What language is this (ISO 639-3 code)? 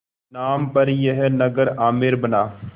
hin